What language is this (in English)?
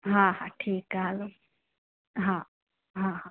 Sindhi